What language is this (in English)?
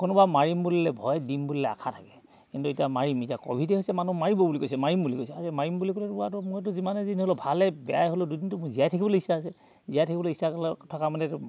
Assamese